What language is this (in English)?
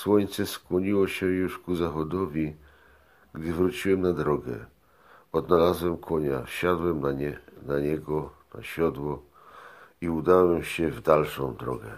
Polish